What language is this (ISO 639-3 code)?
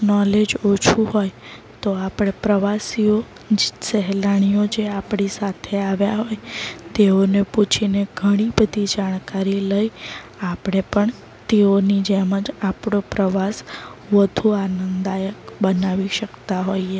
guj